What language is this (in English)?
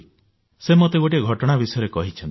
Odia